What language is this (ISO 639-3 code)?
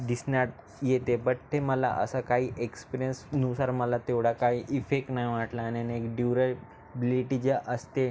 mar